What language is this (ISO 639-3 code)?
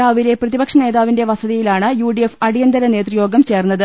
mal